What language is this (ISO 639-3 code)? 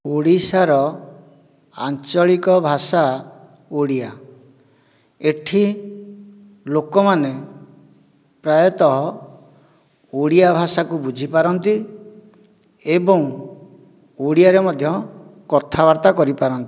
ori